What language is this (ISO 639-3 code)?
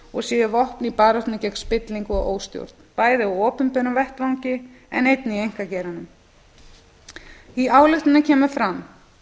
isl